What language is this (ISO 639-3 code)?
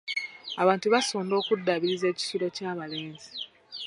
lug